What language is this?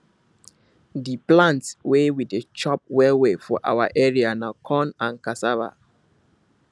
Nigerian Pidgin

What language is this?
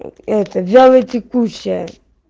Russian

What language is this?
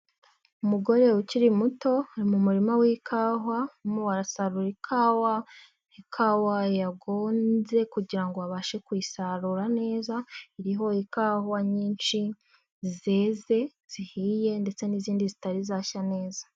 Kinyarwanda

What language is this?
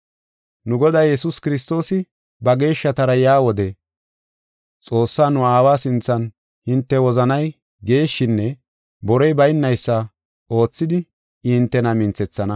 Gofa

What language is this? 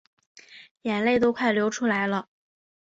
Chinese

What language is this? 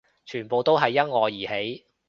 Cantonese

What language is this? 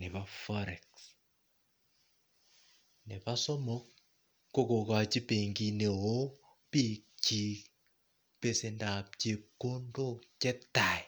Kalenjin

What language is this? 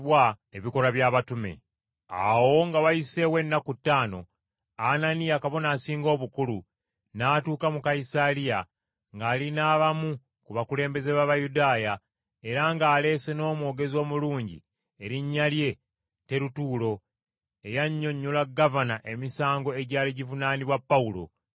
Ganda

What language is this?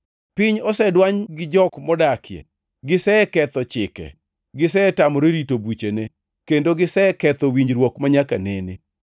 Luo (Kenya and Tanzania)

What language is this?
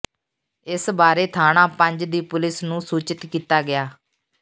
Punjabi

